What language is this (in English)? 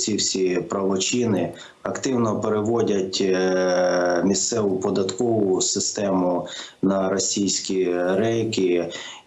Ukrainian